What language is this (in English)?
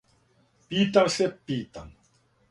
Serbian